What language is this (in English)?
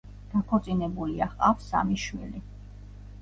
Georgian